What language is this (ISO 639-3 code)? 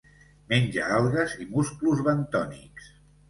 cat